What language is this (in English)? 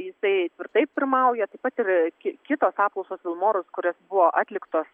Lithuanian